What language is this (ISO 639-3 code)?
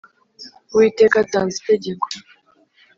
kin